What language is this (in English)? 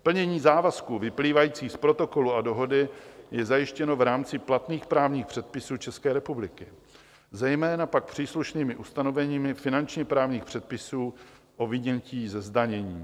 Czech